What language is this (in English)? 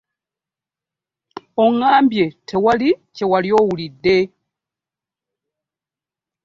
Ganda